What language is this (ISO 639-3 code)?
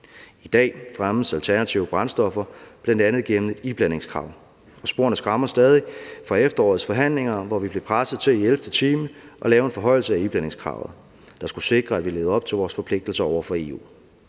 dan